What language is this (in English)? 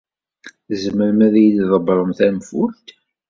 Kabyle